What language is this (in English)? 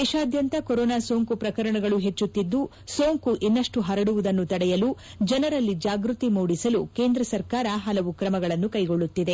Kannada